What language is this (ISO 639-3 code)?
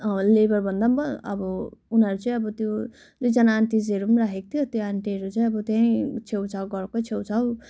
nep